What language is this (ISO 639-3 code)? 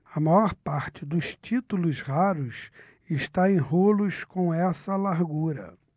por